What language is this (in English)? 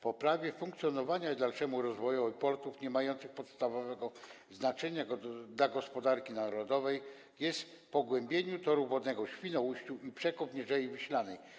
Polish